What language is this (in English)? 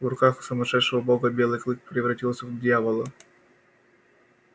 Russian